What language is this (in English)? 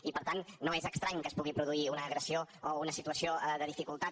Catalan